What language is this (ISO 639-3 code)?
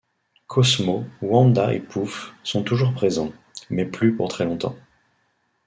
fra